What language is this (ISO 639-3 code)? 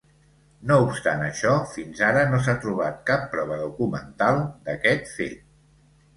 cat